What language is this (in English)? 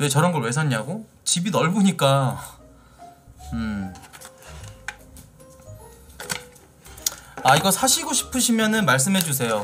Korean